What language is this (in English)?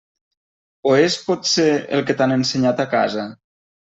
Catalan